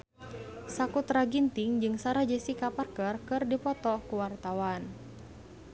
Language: Sundanese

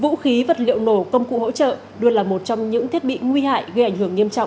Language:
Vietnamese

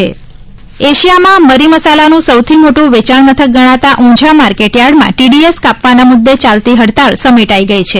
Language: Gujarati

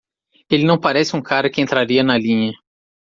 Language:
Portuguese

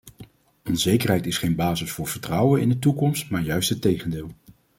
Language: Dutch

